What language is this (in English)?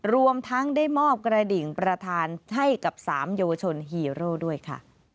Thai